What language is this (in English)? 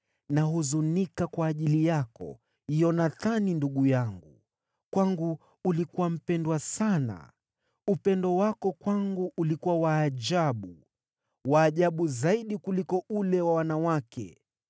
Swahili